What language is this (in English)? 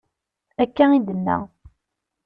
Kabyle